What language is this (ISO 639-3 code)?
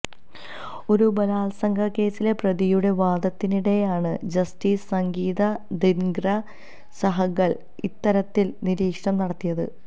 mal